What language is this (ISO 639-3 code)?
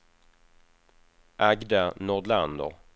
swe